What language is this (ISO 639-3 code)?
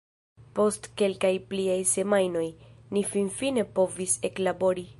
epo